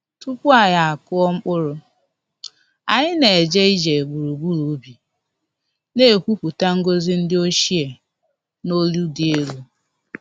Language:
Igbo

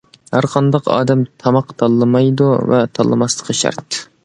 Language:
Uyghur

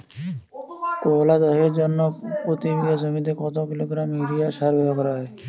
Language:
Bangla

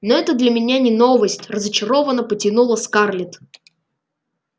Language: Russian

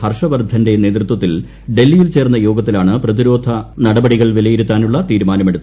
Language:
Malayalam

